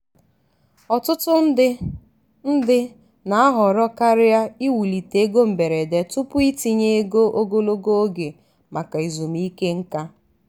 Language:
Igbo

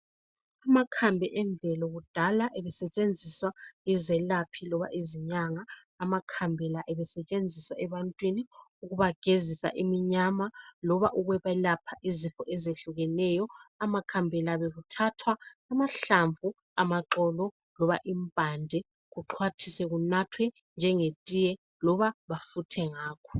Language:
North Ndebele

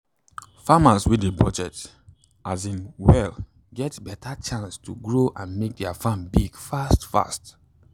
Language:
Nigerian Pidgin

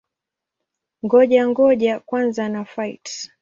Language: Swahili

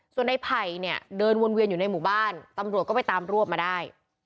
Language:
Thai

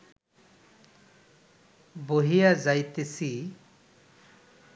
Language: Bangla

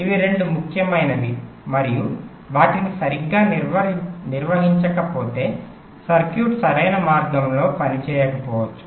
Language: Telugu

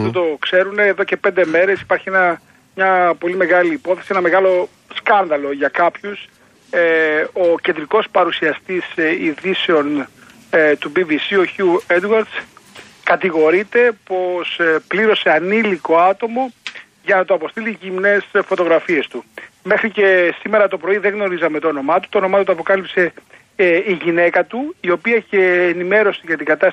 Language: Greek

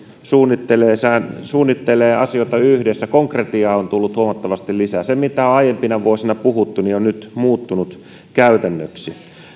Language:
Finnish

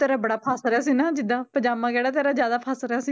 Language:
Punjabi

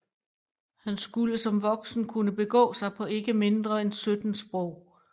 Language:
Danish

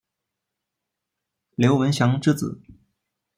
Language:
Chinese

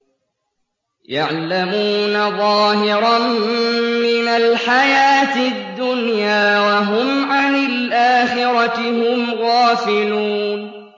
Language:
Arabic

